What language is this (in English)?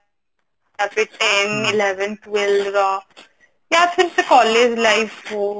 Odia